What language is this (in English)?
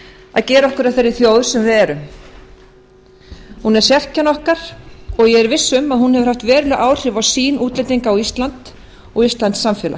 Icelandic